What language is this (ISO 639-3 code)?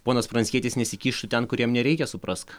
lit